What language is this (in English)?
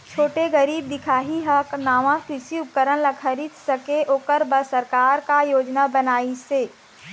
Chhattisgarhi